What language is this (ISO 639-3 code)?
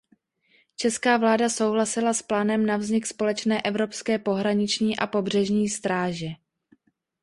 ces